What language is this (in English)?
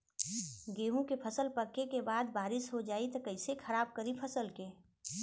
Bhojpuri